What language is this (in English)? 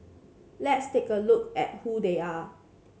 English